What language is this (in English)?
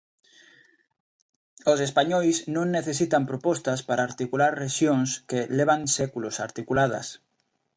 Galician